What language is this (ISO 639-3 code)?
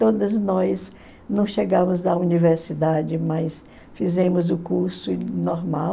por